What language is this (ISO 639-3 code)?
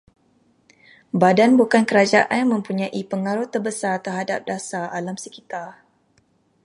msa